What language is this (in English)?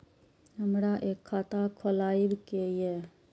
Maithili